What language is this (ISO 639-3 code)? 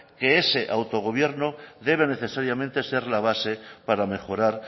spa